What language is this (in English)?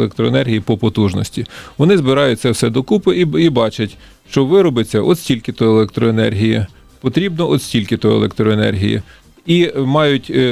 Ukrainian